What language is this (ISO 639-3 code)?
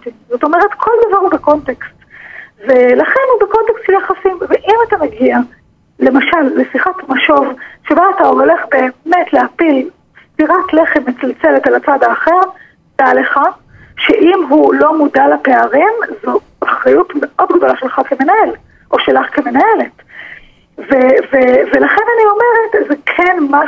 heb